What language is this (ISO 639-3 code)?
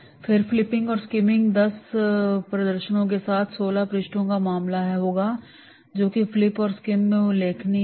hin